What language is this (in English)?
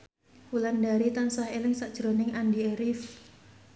Javanese